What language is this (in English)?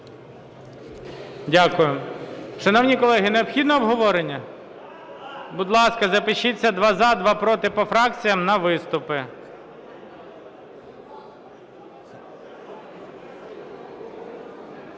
Ukrainian